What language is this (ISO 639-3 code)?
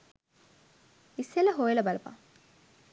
sin